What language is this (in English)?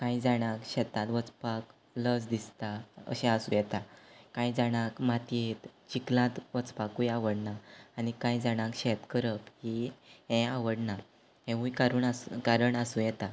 Konkani